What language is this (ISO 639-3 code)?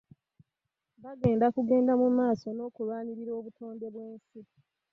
lug